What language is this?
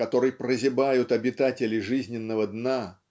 Russian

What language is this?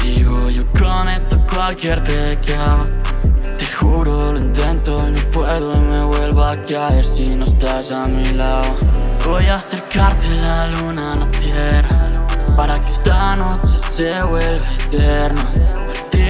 Spanish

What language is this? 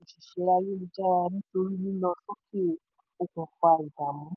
Yoruba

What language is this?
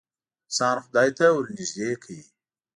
Pashto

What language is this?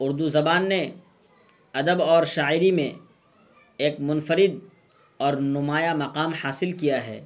Urdu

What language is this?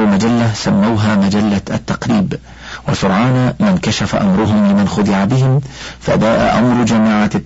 Arabic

